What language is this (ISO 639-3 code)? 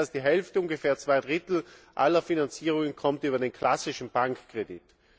deu